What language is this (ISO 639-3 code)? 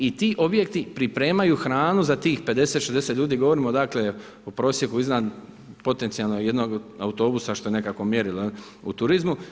hrv